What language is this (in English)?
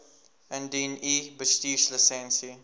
Afrikaans